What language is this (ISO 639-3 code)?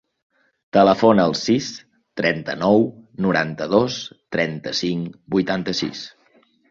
cat